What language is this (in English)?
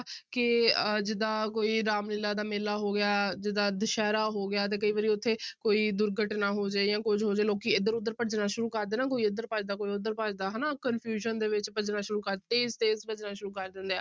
Punjabi